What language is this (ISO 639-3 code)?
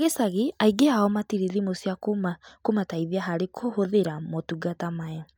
kik